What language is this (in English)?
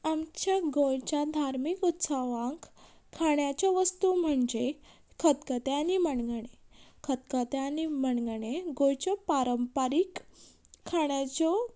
Konkani